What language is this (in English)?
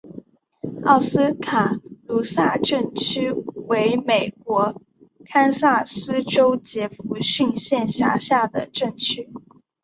Chinese